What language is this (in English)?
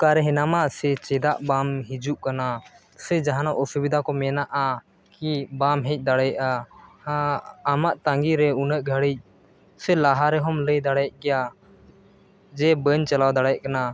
Santali